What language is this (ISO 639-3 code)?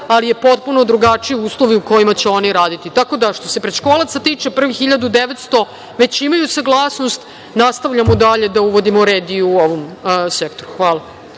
srp